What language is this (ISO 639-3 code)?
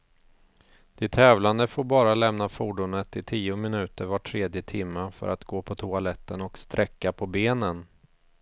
swe